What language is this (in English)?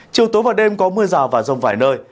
Vietnamese